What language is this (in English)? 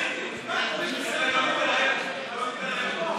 Hebrew